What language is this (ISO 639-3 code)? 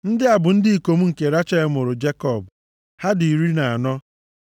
ibo